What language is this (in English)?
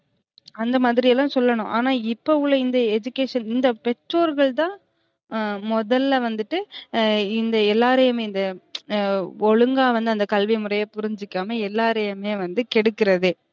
Tamil